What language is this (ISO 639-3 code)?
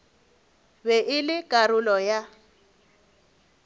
nso